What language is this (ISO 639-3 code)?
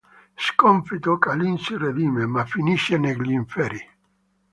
ita